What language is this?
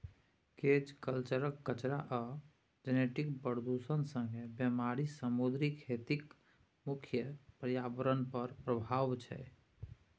Maithili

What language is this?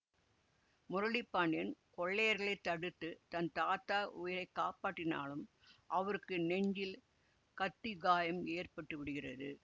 Tamil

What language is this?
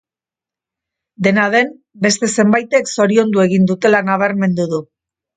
Basque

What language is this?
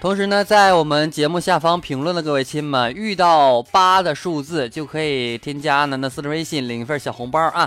Chinese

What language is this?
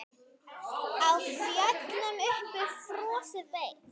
Icelandic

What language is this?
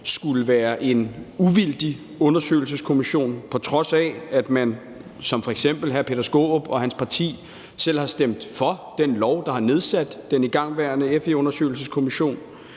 Danish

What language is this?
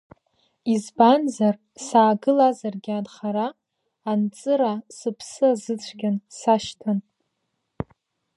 Abkhazian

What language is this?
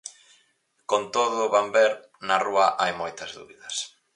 Galician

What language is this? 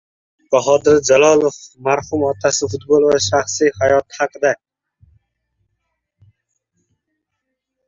Uzbek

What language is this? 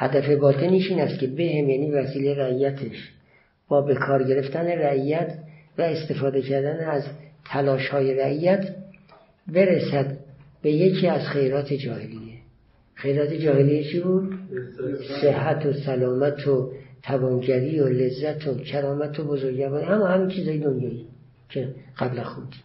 Persian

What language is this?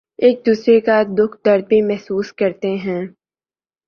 Urdu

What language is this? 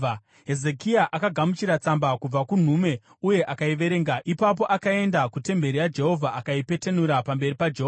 Shona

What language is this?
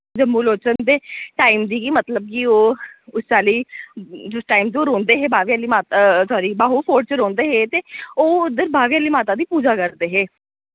Dogri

